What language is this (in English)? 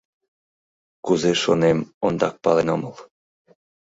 Mari